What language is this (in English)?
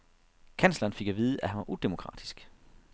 Danish